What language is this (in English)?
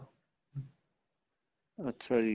Punjabi